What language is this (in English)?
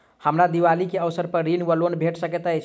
Maithili